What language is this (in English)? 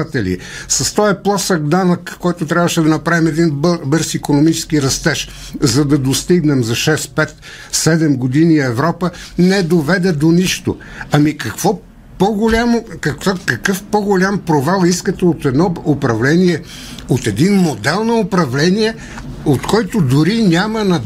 Bulgarian